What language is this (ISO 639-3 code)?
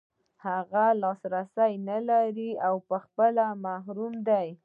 pus